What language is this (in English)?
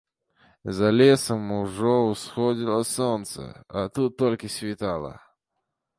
Belarusian